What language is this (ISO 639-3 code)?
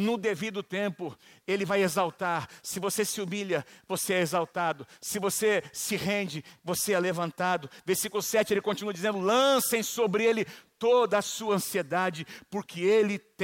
por